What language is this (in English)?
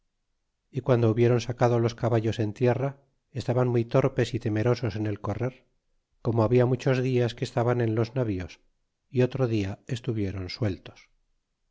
Spanish